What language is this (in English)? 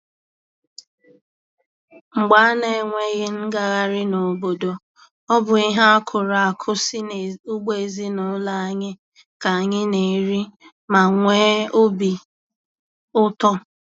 Igbo